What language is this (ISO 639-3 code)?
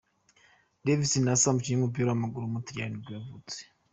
kin